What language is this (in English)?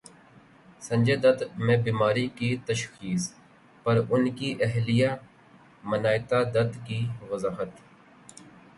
Urdu